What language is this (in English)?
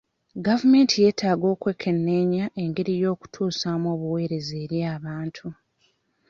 Ganda